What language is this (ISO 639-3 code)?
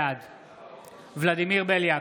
heb